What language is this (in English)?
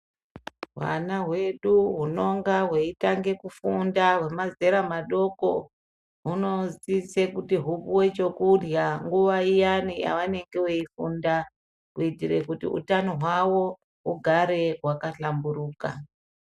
Ndau